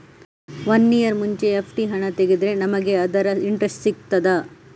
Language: Kannada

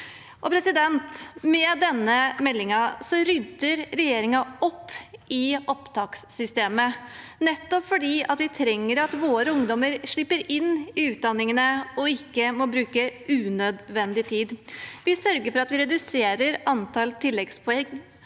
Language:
Norwegian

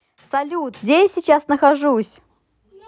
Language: Russian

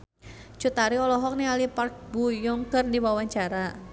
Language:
Sundanese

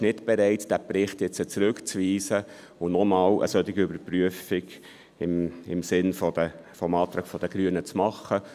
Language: Swiss German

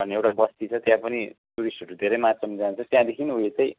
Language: Nepali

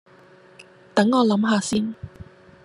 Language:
Cantonese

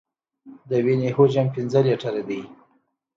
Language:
Pashto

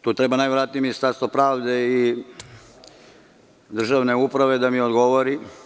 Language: Serbian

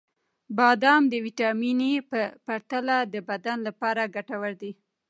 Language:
Pashto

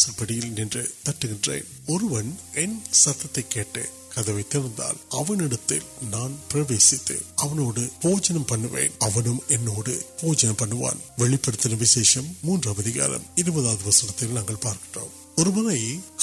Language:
Urdu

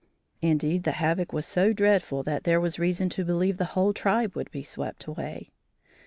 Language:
English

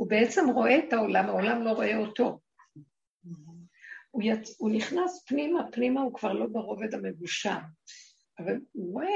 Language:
Hebrew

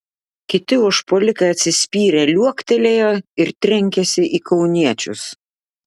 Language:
Lithuanian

